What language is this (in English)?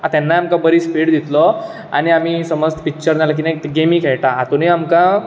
Konkani